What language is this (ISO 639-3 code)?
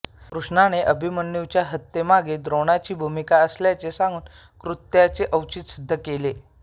mar